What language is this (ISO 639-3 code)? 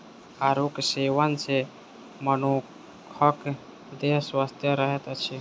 mai